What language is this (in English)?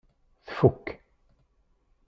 Kabyle